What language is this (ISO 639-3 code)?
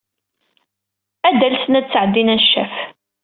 kab